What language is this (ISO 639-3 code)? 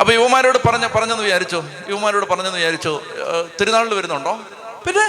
mal